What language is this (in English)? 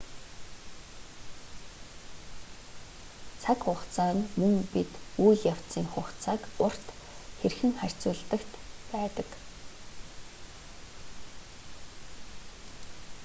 Mongolian